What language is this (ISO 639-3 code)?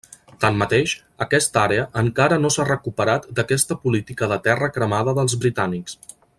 cat